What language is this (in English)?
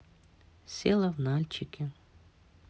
Russian